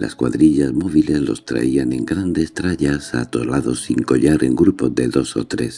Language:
Spanish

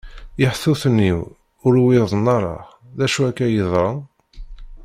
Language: Kabyle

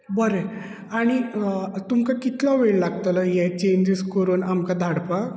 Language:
Konkani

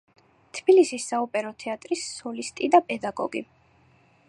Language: Georgian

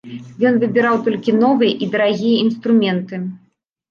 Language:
Belarusian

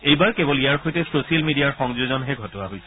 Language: Assamese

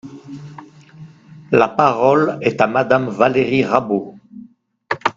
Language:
French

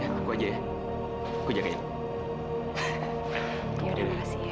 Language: Indonesian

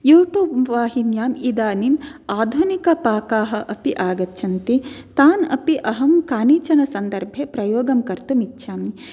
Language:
Sanskrit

